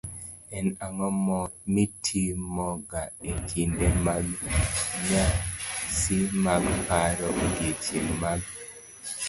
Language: Luo (Kenya and Tanzania)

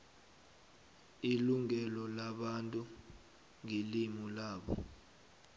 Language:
South Ndebele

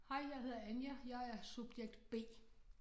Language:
Danish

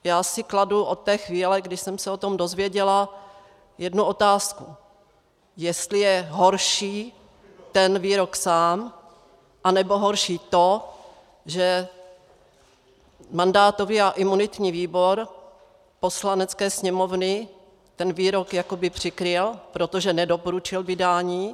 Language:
Czech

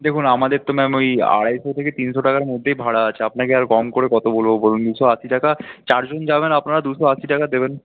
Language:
Bangla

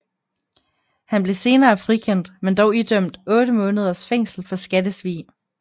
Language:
Danish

